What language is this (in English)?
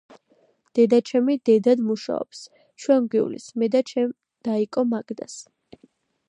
Georgian